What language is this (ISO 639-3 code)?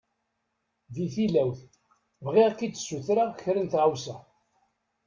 kab